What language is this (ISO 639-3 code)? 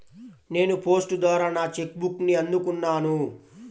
tel